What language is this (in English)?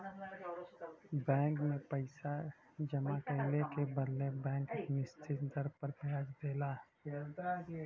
Bhojpuri